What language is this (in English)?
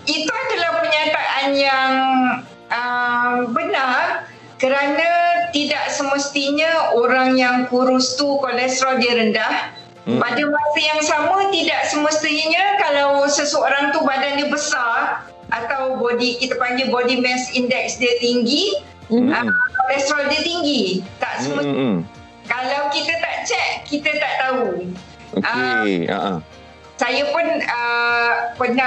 Malay